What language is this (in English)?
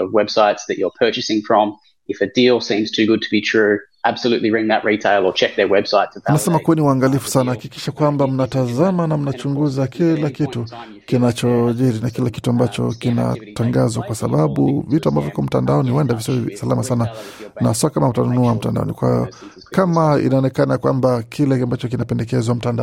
Swahili